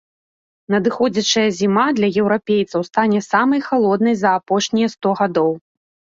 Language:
Belarusian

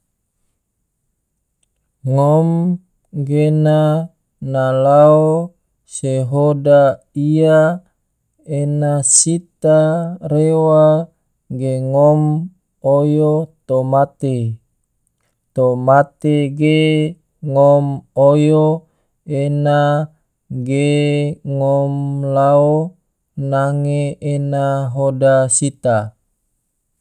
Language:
Tidore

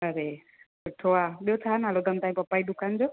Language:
Sindhi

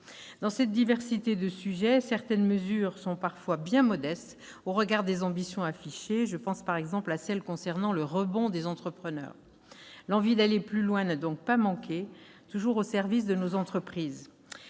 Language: French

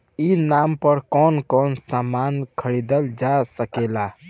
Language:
Bhojpuri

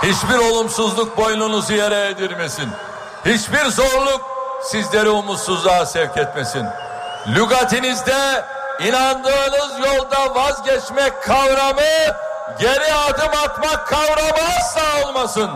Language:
Turkish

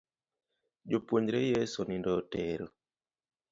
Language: Luo (Kenya and Tanzania)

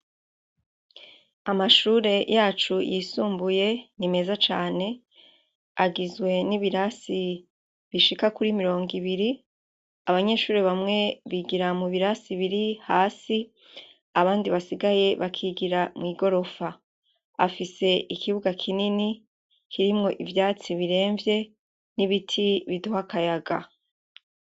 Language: Rundi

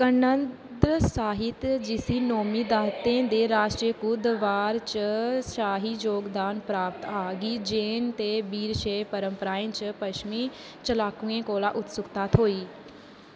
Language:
Dogri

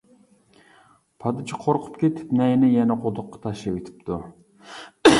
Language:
Uyghur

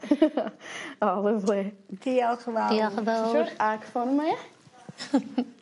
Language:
Welsh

